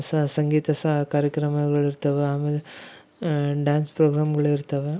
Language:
Kannada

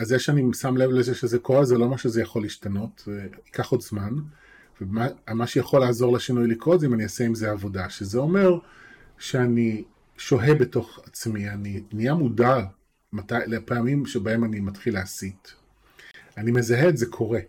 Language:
Hebrew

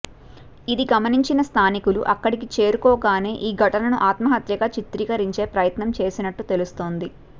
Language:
Telugu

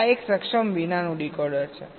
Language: Gujarati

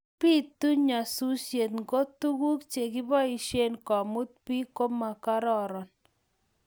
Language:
Kalenjin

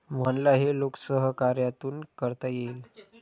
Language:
Marathi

